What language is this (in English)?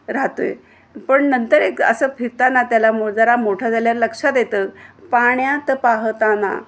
Marathi